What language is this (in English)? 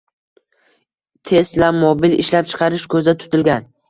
Uzbek